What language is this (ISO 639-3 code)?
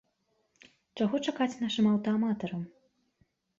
bel